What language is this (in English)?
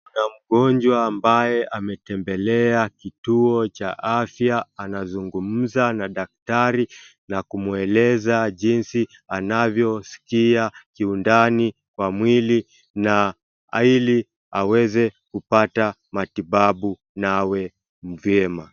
Swahili